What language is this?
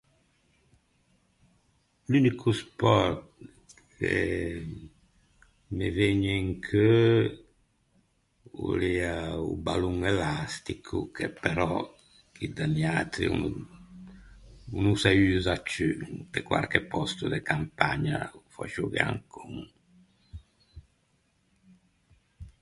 Ligurian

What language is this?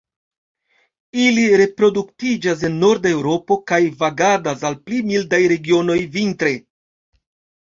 Esperanto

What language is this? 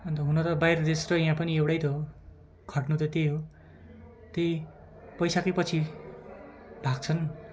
Nepali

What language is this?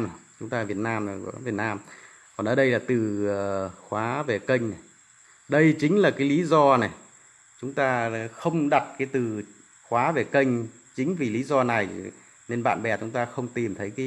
Vietnamese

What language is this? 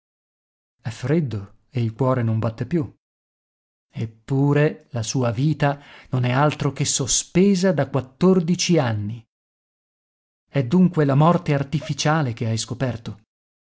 Italian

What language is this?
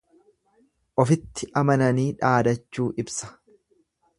Oromo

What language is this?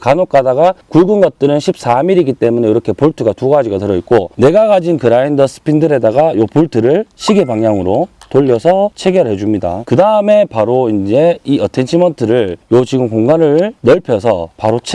Korean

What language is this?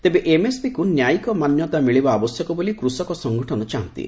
Odia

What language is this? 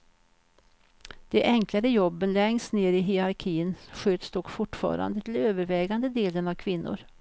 Swedish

